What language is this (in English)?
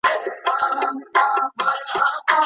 Pashto